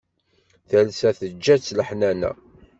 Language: Kabyle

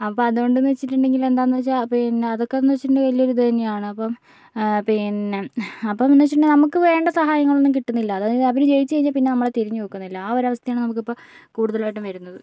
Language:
Malayalam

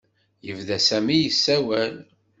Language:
Kabyle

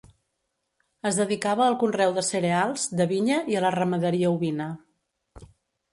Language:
Catalan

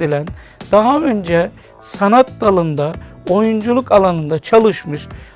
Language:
Turkish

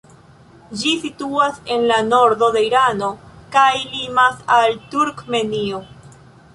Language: Esperanto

